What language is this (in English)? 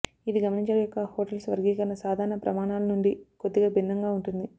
Telugu